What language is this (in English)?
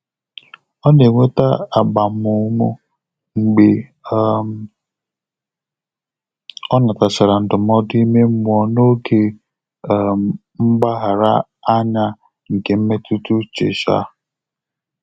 Igbo